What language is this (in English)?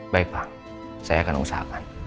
Indonesian